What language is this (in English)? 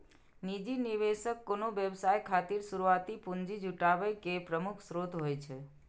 Maithili